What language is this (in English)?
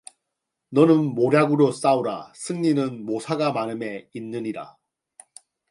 Korean